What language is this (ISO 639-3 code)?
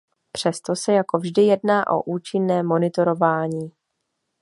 ces